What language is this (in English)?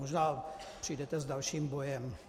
Czech